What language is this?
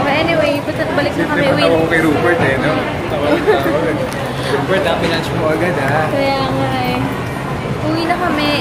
Filipino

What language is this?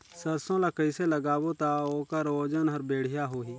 Chhattisgarhi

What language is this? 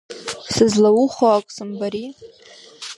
Abkhazian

